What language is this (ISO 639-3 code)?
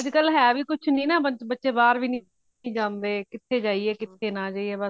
pan